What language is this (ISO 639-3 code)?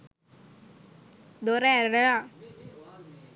sin